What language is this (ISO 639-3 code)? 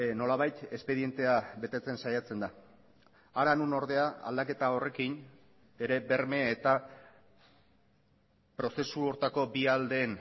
eus